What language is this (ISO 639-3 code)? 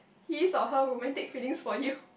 eng